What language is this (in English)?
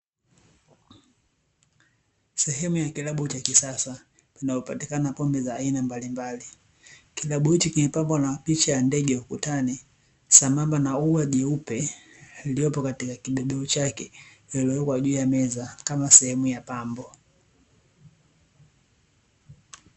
Swahili